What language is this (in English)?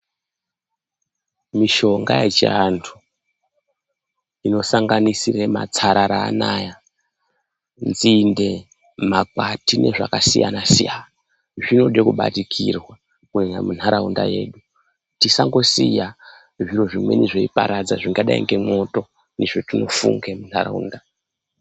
Ndau